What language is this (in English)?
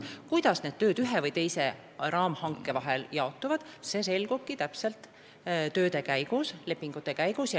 Estonian